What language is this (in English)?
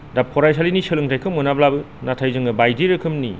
Bodo